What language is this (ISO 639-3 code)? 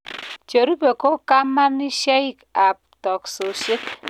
kln